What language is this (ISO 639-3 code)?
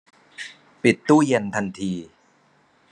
tha